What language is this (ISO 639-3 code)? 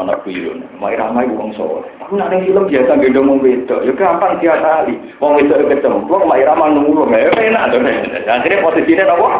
ind